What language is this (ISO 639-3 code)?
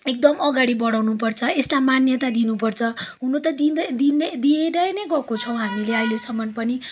nep